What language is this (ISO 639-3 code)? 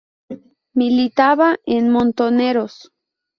spa